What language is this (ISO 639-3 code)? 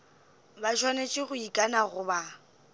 nso